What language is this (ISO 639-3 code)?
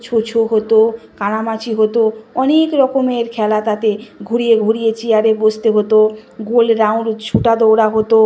ben